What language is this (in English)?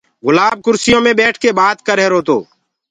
Gurgula